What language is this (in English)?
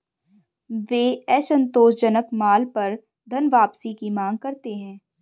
Hindi